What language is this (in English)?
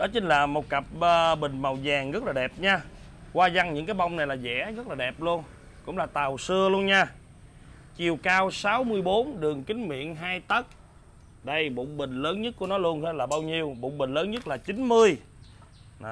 Vietnamese